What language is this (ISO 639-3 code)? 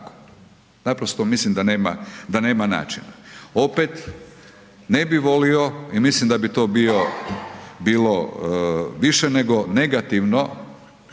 hrv